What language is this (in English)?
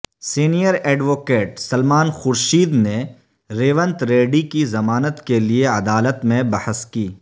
Urdu